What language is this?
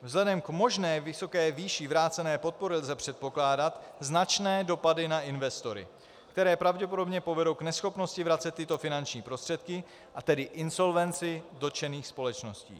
Czech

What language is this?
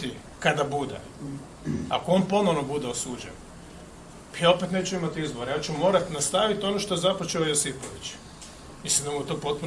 Croatian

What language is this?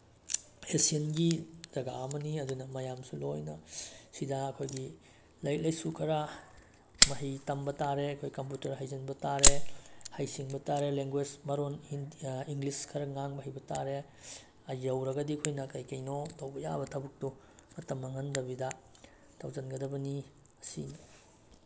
Manipuri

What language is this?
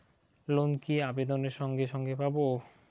Bangla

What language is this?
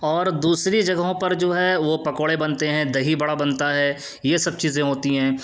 Urdu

